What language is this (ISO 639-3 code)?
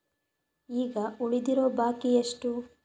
kan